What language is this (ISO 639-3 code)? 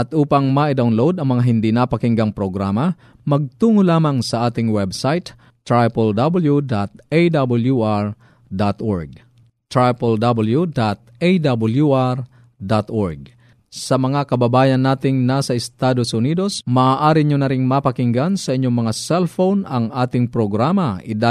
fil